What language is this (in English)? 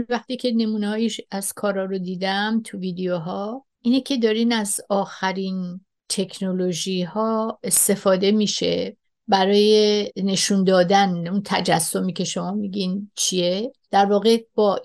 Persian